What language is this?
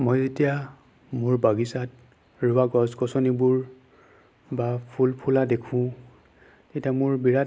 Assamese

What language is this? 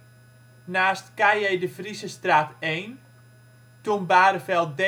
Dutch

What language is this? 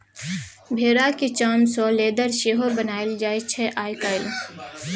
Maithili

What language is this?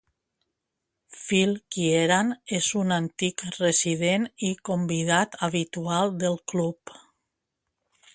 Catalan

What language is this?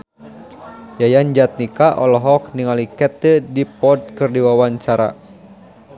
Sundanese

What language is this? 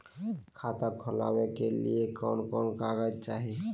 Magahi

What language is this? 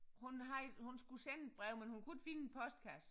Danish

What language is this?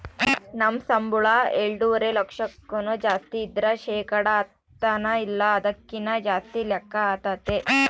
Kannada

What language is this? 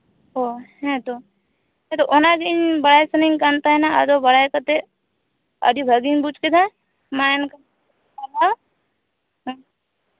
Santali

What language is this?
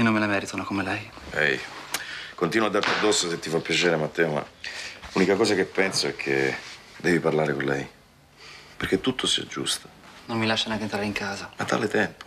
Italian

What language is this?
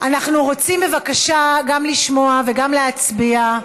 Hebrew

